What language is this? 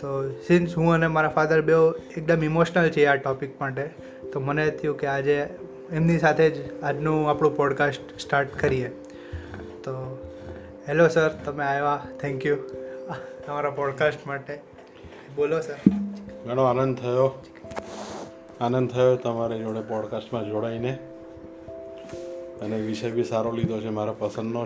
Gujarati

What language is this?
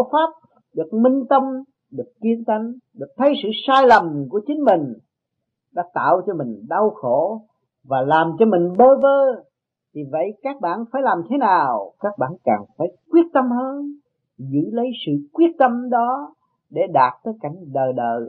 Vietnamese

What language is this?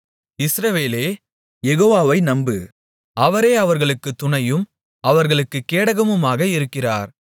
Tamil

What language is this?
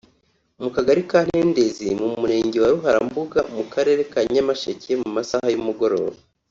Kinyarwanda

